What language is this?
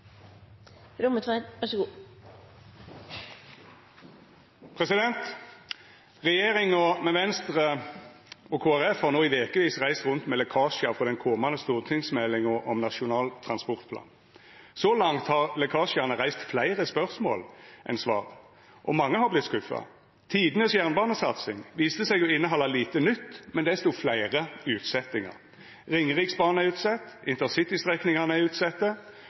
Norwegian Nynorsk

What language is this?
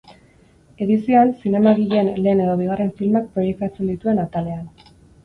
Basque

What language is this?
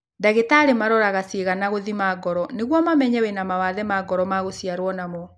Kikuyu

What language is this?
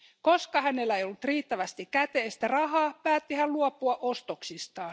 Finnish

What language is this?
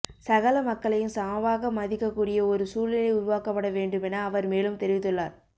Tamil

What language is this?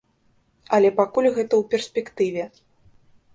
Belarusian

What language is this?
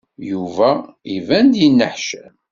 Kabyle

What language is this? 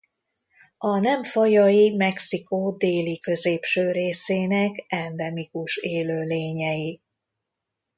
Hungarian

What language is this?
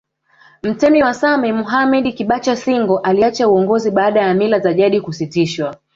Swahili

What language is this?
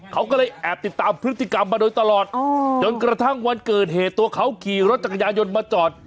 Thai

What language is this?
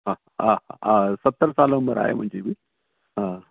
Sindhi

